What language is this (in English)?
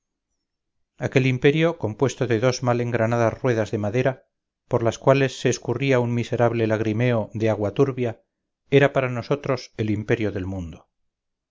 Spanish